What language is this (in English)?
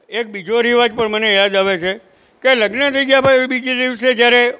Gujarati